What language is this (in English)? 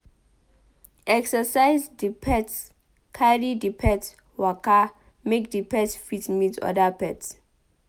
Nigerian Pidgin